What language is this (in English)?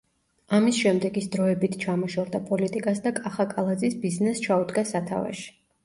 Georgian